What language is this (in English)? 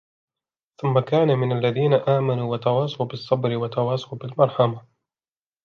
Arabic